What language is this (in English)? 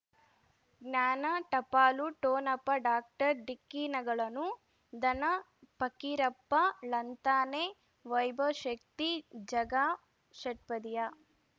Kannada